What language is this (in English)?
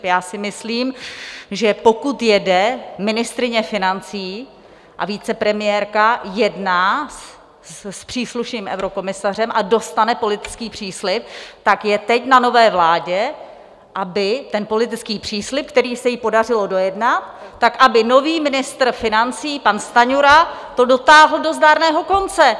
Czech